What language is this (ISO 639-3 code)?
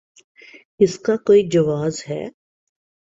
urd